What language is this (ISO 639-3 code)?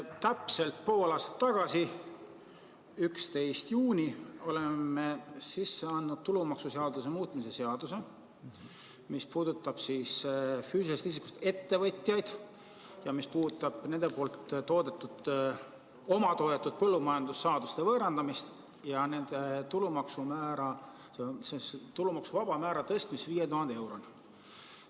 est